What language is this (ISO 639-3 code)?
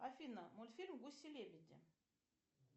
rus